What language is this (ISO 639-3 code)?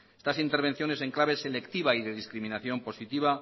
spa